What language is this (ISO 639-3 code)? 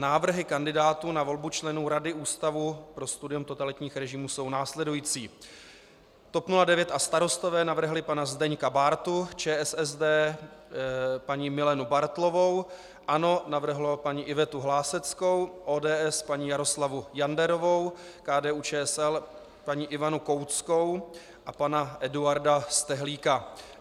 ces